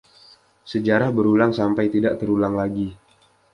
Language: Indonesian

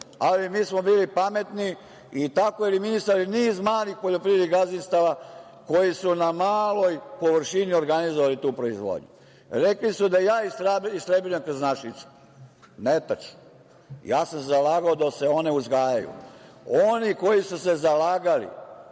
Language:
Serbian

